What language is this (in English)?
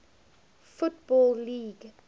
English